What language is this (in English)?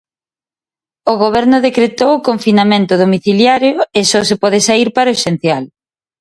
Galician